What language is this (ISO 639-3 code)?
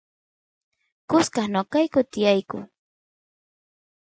qus